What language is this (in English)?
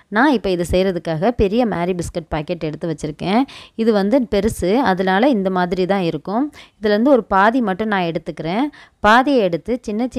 Arabic